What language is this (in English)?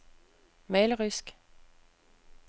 Danish